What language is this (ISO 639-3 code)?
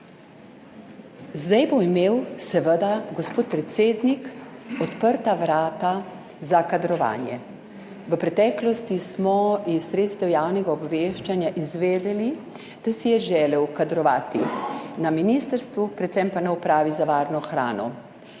slv